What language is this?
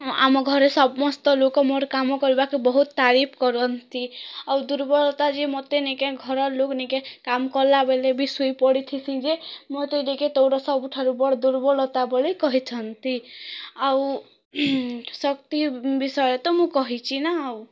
Odia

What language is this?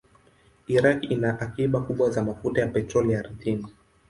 Swahili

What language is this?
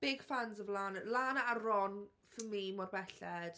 Welsh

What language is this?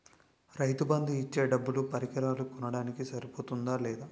Telugu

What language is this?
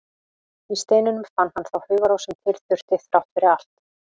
Icelandic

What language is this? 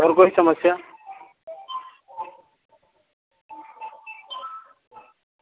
Hindi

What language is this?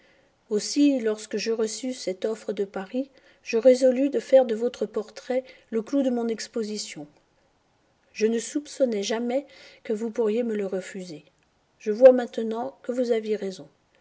French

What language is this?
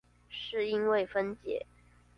Chinese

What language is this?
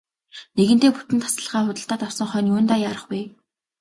Mongolian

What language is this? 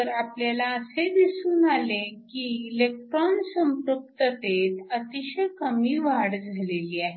Marathi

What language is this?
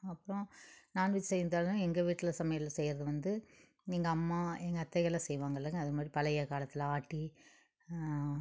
Tamil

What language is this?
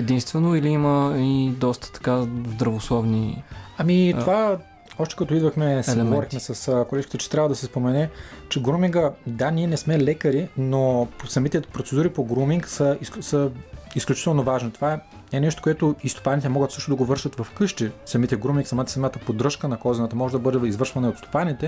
Bulgarian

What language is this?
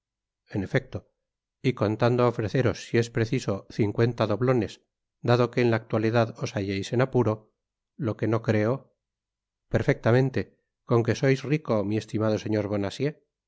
Spanish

